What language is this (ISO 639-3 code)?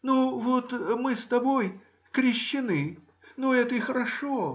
rus